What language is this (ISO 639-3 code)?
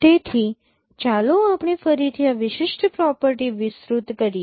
guj